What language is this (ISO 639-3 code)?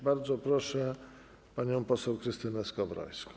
pol